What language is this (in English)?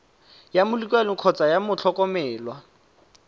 Tswana